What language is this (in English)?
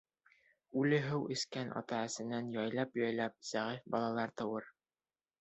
Bashkir